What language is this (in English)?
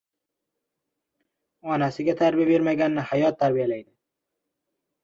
Uzbek